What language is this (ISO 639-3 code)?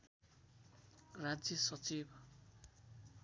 nep